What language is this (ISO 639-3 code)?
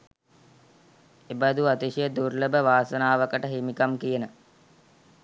sin